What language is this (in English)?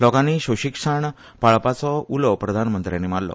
Konkani